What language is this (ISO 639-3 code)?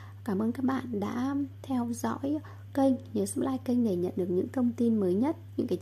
vie